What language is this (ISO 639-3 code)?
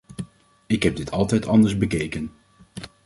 nld